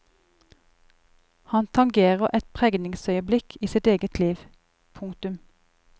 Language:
Norwegian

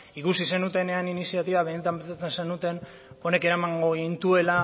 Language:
Basque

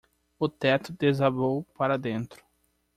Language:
Portuguese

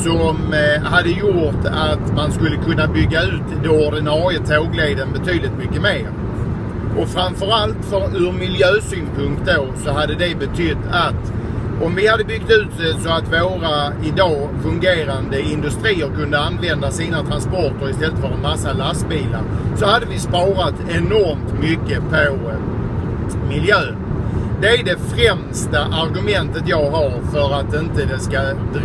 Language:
Swedish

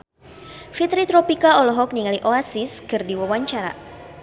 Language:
Sundanese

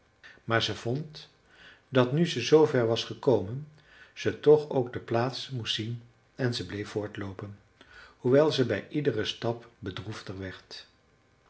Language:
Dutch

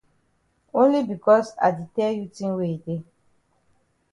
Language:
Cameroon Pidgin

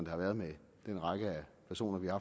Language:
Danish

